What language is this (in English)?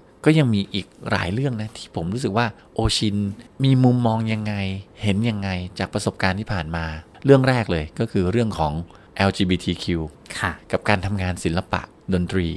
Thai